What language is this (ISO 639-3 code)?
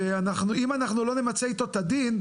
heb